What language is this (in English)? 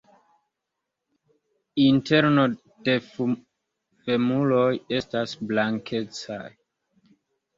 Esperanto